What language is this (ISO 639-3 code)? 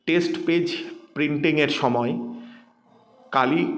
ben